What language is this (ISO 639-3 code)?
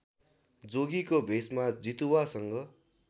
nep